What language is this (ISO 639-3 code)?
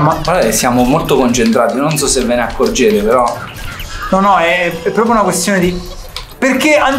ita